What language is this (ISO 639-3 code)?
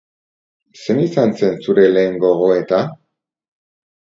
eus